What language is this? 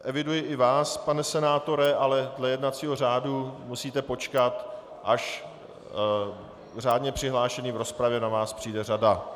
Czech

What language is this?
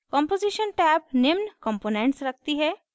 Hindi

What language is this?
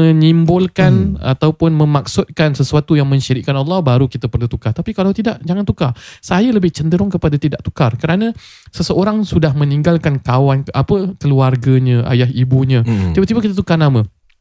Malay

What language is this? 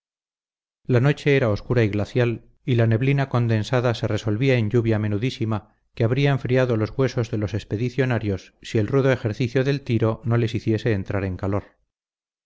Spanish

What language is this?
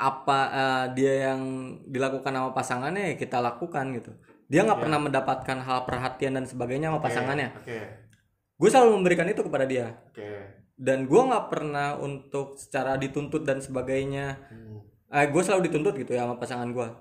Indonesian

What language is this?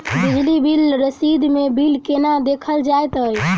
Maithili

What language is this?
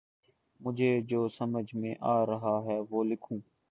Urdu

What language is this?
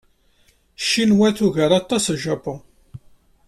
Kabyle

